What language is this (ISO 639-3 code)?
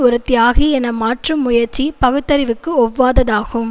tam